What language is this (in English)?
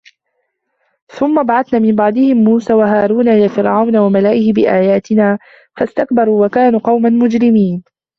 Arabic